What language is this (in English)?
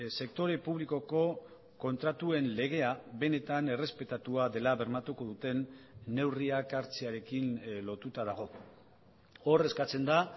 Basque